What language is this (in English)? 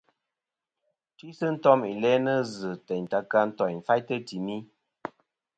Kom